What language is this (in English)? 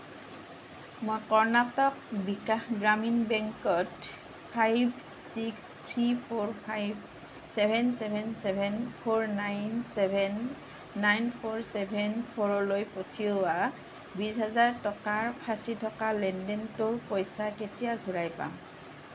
Assamese